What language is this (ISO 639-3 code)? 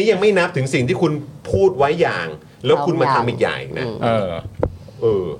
tha